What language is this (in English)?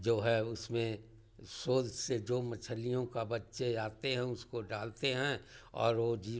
Hindi